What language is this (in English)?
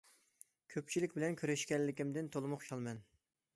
Uyghur